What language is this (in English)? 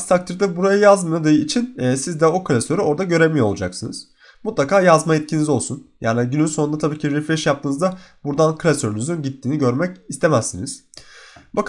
Turkish